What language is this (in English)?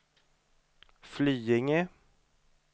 Swedish